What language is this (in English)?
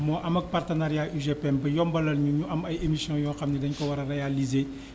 Wolof